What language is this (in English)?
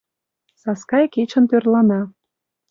Mari